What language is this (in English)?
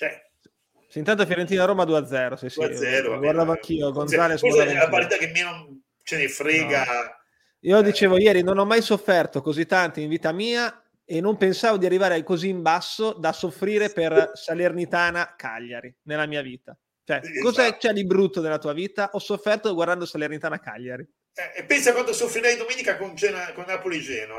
Italian